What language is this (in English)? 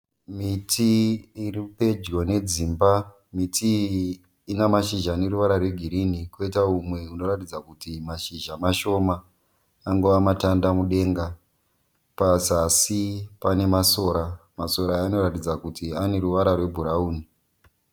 Shona